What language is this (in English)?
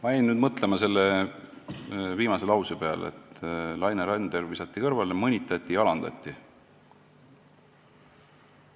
Estonian